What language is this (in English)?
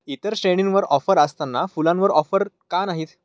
Marathi